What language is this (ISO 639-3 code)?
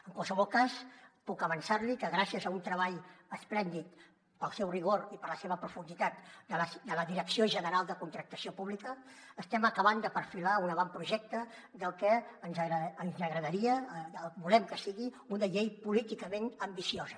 cat